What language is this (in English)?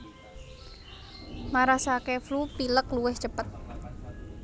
Javanese